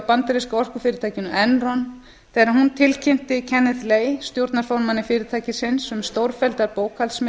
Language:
Icelandic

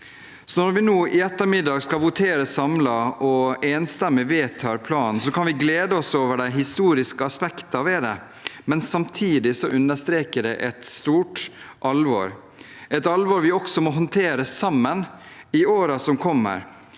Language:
Norwegian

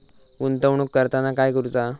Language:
Marathi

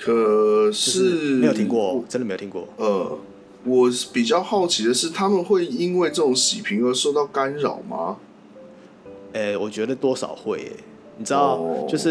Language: Chinese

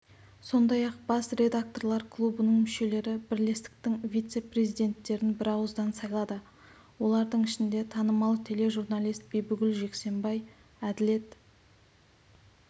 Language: Kazakh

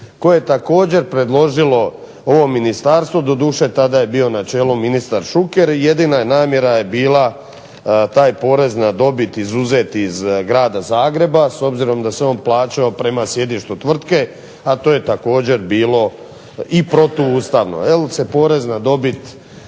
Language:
Croatian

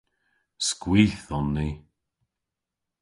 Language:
Cornish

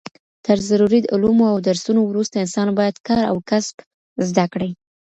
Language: Pashto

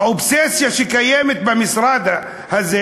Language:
Hebrew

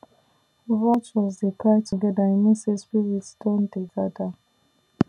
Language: Nigerian Pidgin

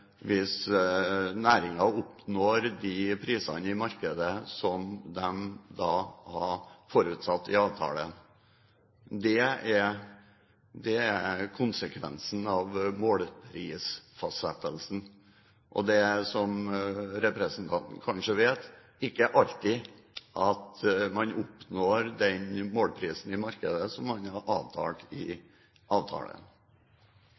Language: Norwegian Bokmål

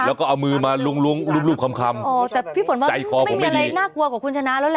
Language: Thai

